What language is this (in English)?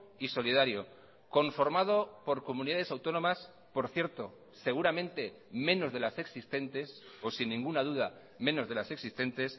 Spanish